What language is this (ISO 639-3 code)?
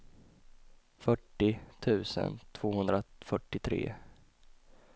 swe